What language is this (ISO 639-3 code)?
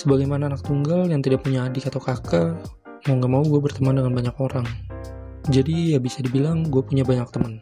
ind